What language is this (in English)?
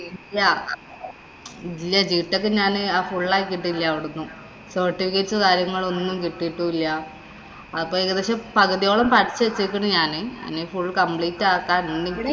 Malayalam